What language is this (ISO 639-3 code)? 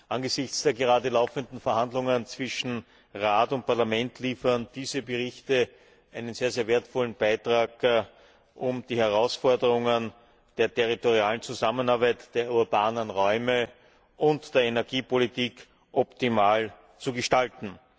deu